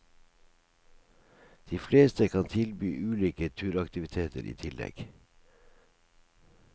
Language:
Norwegian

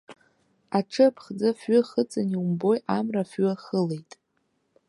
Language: Abkhazian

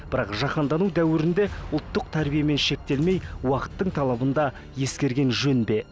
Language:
Kazakh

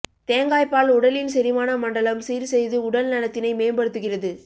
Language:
Tamil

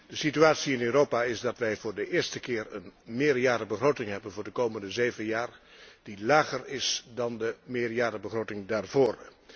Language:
Dutch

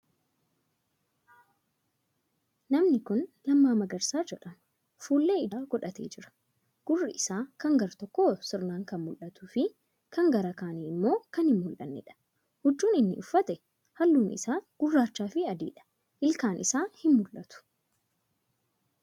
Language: Oromo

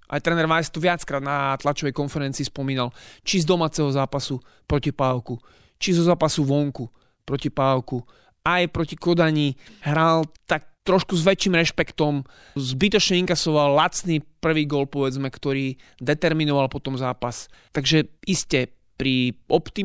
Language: Slovak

